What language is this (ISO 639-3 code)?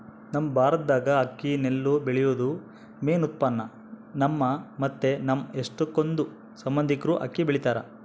kan